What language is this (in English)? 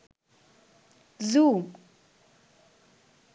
Sinhala